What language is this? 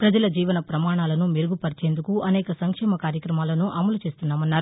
Telugu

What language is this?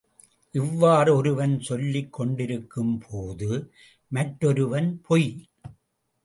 Tamil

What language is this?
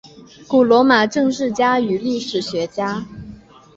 Chinese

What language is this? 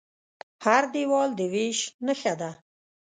Pashto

